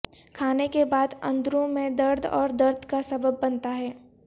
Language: Urdu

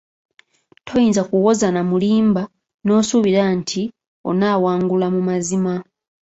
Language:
Ganda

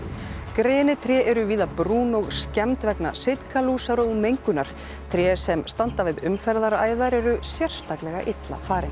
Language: Icelandic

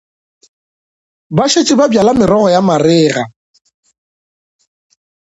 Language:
Northern Sotho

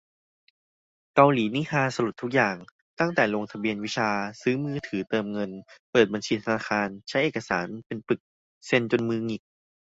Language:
Thai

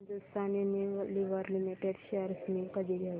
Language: Marathi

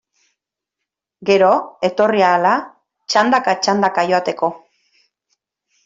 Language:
Basque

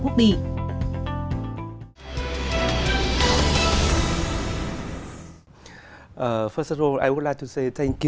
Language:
Vietnamese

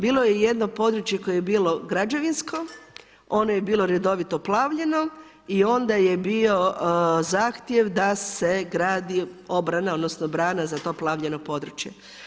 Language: Croatian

